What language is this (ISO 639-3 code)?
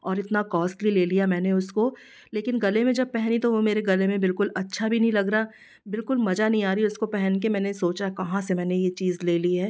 hin